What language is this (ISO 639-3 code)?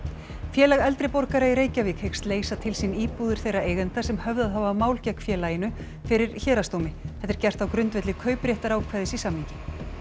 isl